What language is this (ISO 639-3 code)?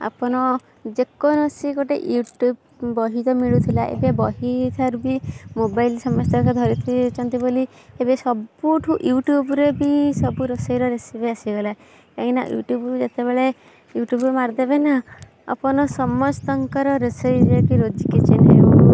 ori